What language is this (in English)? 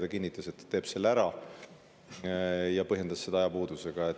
Estonian